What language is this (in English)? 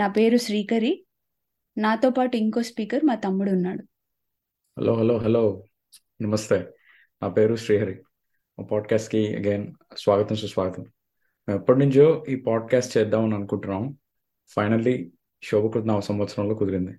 Telugu